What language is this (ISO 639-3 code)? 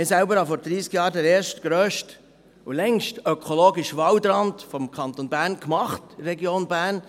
gsw